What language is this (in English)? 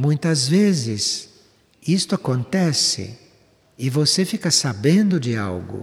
Portuguese